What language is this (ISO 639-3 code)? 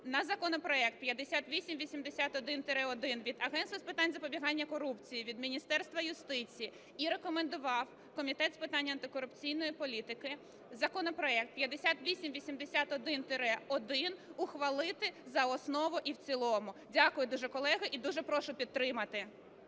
ukr